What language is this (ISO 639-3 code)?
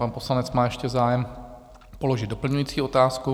ces